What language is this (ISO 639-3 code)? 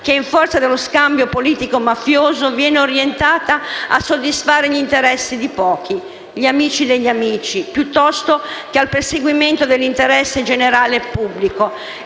ita